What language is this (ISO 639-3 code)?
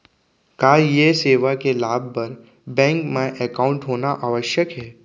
hne